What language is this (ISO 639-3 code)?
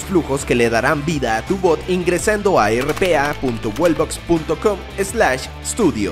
spa